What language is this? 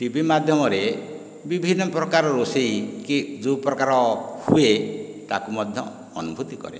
Odia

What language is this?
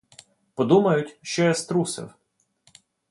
Ukrainian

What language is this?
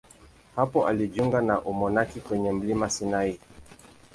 Swahili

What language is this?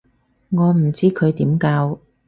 Cantonese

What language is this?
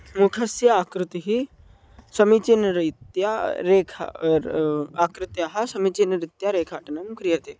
Sanskrit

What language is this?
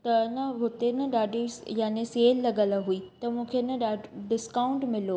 Sindhi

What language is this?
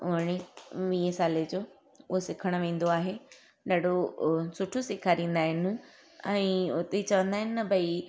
Sindhi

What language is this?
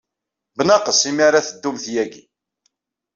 Kabyle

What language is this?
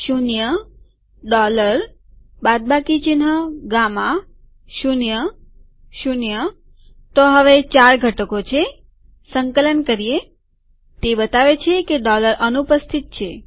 Gujarati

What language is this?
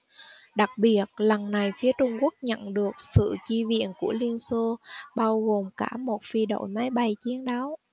Vietnamese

